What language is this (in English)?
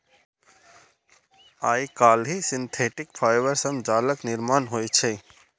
Maithili